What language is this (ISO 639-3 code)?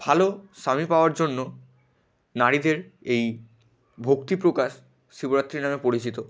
ben